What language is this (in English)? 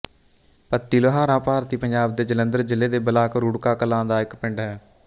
Punjabi